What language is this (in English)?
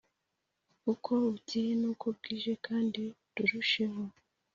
Kinyarwanda